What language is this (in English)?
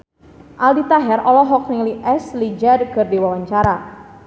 Sundanese